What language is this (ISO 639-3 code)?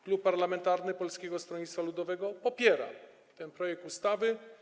pol